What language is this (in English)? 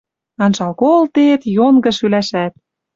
Western Mari